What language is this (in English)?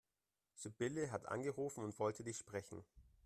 German